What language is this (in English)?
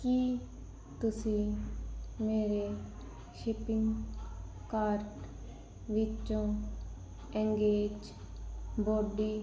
Punjabi